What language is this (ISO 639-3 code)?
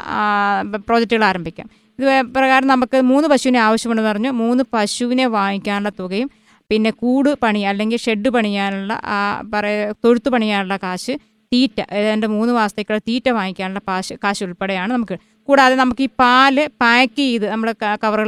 mal